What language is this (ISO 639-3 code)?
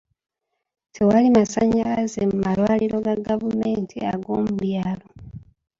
lug